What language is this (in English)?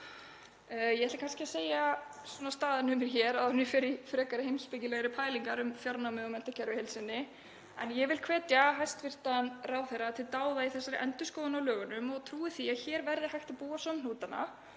Icelandic